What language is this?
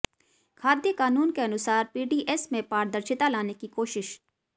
Hindi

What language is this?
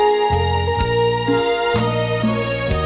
Thai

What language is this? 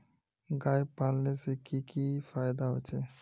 Magahi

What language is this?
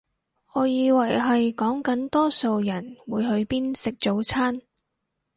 Cantonese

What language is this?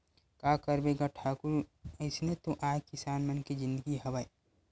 Chhattisgarhi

